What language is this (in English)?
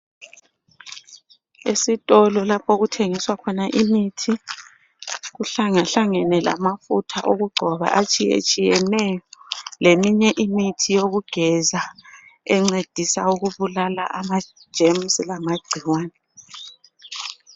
North Ndebele